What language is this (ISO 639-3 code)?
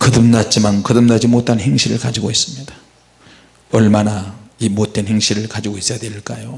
kor